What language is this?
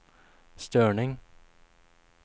Swedish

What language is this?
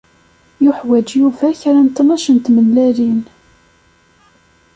Kabyle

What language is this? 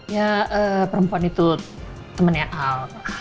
Indonesian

